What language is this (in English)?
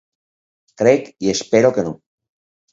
Catalan